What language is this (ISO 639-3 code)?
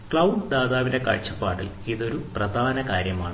mal